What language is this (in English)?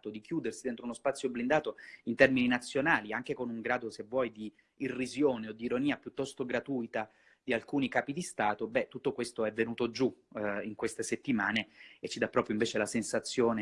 Italian